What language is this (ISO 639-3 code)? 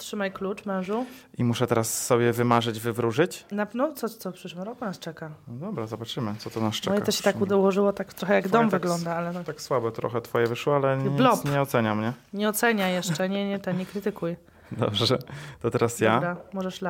pol